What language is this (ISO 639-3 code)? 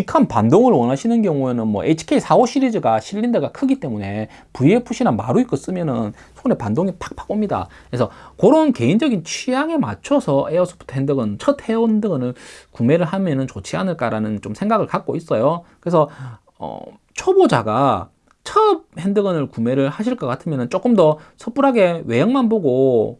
kor